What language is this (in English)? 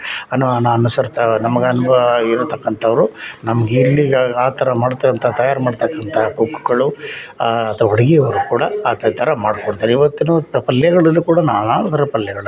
Kannada